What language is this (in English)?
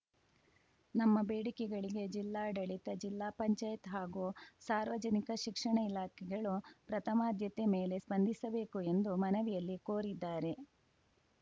Kannada